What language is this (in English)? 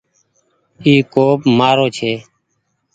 Goaria